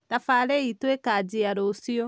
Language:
Kikuyu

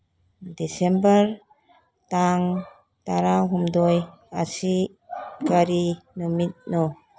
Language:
Manipuri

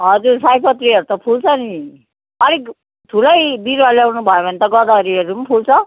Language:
Nepali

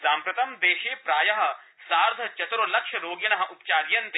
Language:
Sanskrit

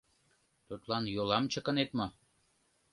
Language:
Mari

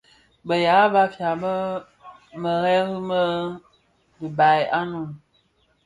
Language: Bafia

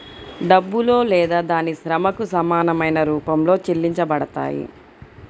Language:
Telugu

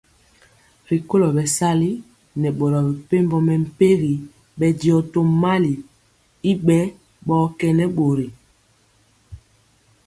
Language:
Mpiemo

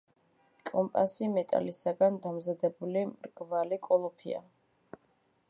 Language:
Georgian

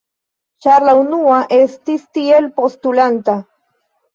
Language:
Esperanto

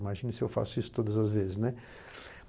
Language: Portuguese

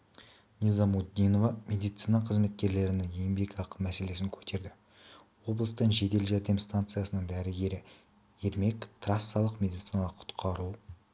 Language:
Kazakh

